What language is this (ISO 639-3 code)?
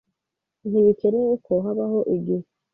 kin